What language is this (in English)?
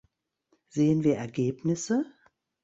German